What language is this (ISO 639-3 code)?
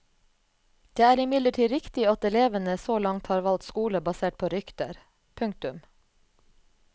nor